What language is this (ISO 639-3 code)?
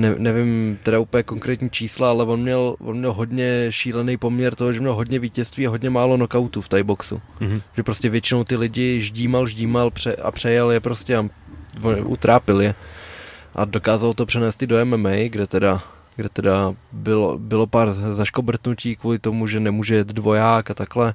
ces